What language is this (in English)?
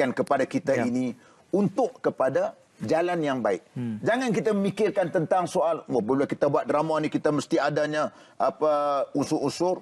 Malay